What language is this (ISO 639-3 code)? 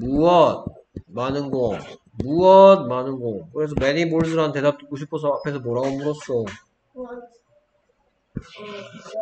kor